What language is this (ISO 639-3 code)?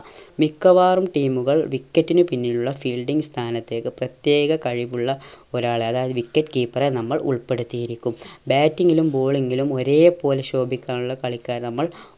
mal